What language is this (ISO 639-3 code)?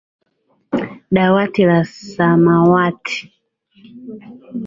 swa